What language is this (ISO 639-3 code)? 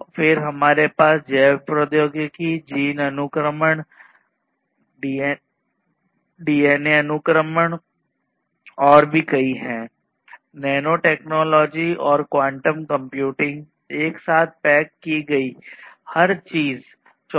hin